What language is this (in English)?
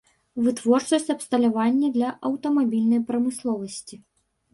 Belarusian